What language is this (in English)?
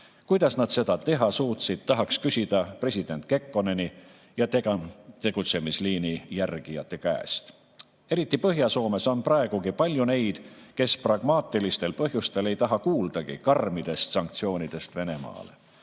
Estonian